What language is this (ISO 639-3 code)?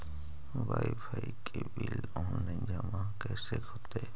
mag